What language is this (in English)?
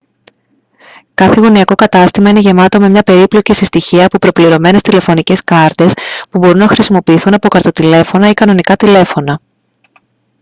Greek